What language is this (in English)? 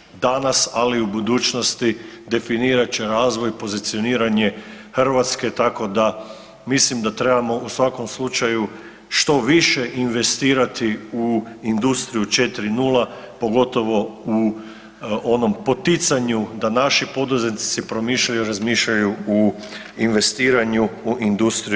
Croatian